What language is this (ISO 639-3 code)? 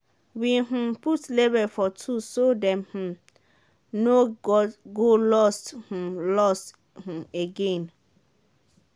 pcm